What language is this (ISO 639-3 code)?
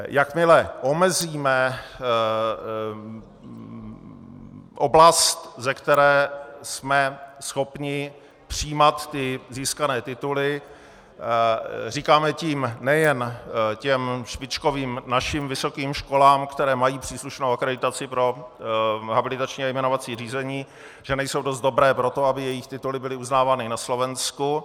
ces